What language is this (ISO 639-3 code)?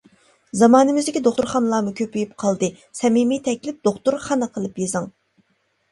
uig